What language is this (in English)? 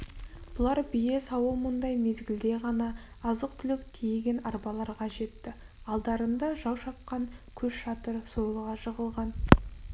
Kazakh